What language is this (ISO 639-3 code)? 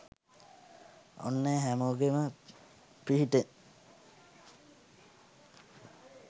sin